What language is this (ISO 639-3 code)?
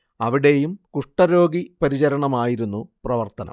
mal